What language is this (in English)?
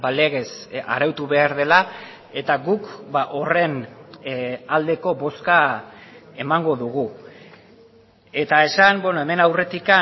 Basque